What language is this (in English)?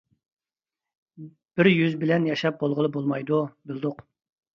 Uyghur